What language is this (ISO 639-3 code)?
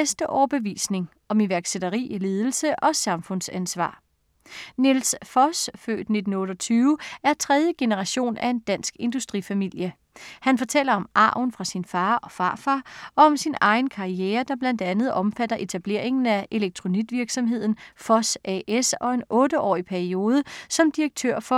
dan